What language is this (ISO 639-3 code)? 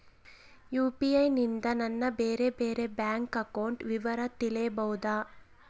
kan